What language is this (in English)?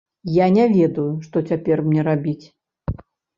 Belarusian